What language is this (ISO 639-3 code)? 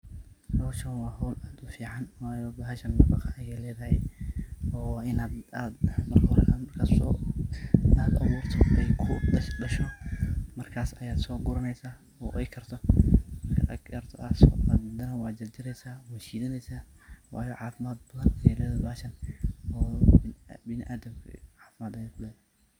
som